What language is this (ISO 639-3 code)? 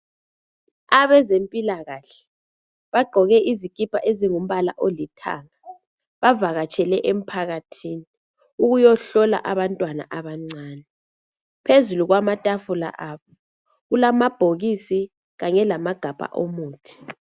nde